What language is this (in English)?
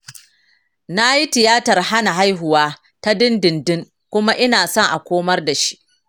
Hausa